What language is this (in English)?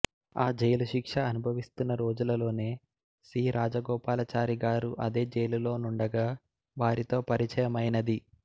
Telugu